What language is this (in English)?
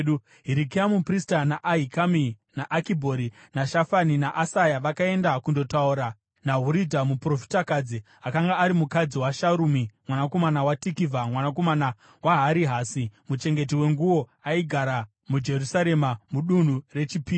Shona